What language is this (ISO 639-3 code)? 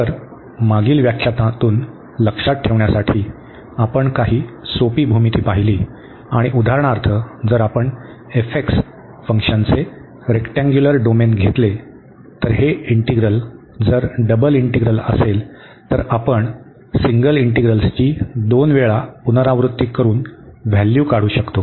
mar